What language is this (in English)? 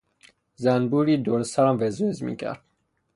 Persian